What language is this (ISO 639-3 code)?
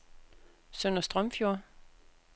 dan